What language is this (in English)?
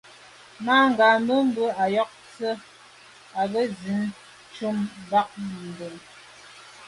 Medumba